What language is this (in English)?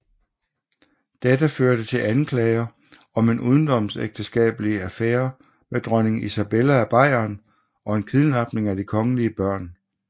Danish